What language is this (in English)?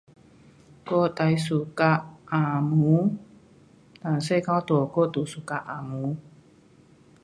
Pu-Xian Chinese